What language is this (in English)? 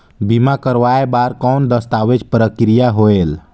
Chhattisgarhi